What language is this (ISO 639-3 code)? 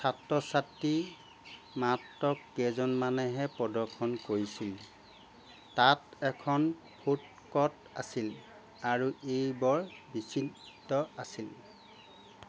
asm